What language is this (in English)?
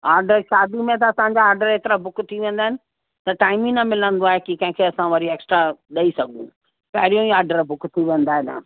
Sindhi